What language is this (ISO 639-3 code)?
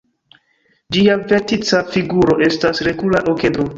epo